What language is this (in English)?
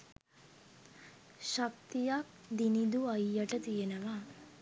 Sinhala